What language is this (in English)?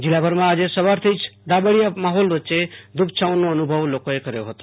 Gujarati